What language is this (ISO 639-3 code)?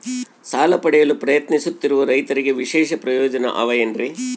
kan